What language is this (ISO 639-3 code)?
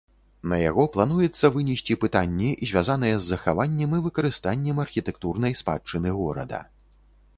bel